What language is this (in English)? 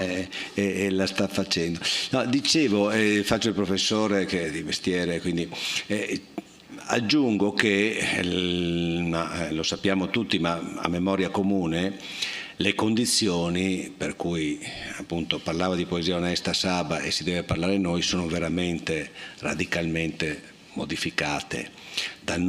Italian